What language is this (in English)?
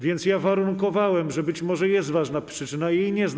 Polish